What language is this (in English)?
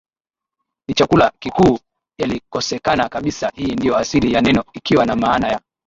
Swahili